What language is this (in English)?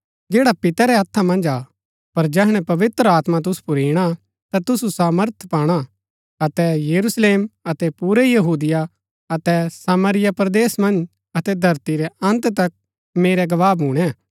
Gaddi